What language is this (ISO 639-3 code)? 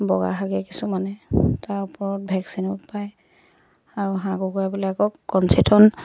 asm